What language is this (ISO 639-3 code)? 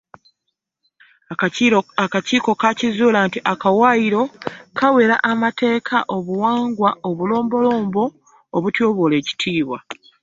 lug